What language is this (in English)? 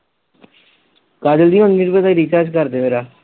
Punjabi